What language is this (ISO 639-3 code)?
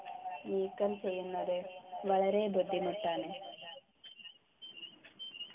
mal